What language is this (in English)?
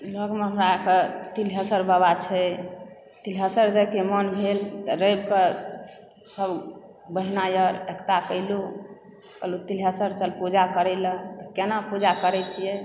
Maithili